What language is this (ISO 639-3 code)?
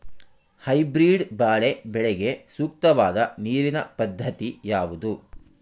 kan